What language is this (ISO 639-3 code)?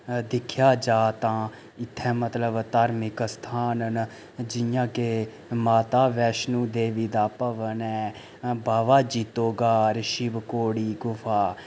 doi